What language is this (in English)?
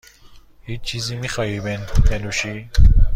Persian